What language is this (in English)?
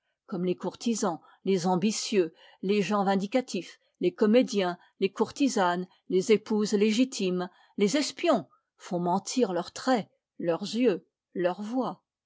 French